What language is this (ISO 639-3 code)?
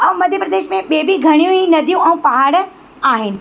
snd